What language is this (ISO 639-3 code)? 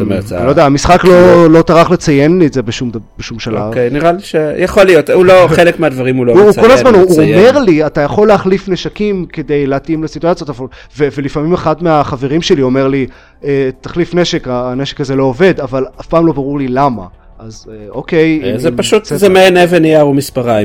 heb